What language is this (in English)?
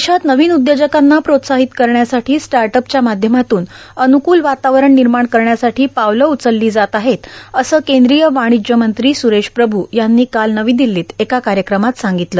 Marathi